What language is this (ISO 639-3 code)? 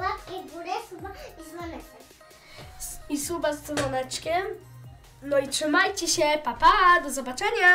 pol